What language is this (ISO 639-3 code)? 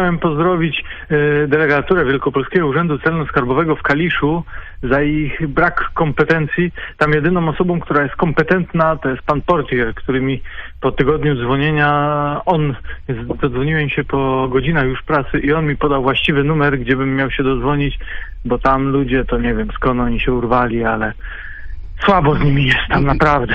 pol